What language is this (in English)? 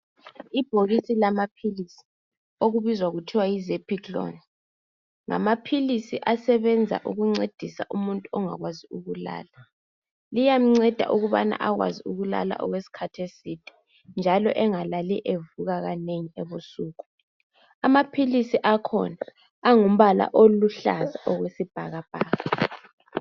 North Ndebele